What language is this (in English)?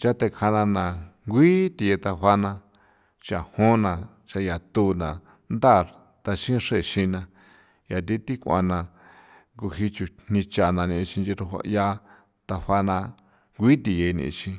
San Felipe Otlaltepec Popoloca